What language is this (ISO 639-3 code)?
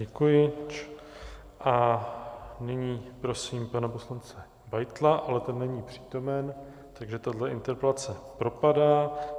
ces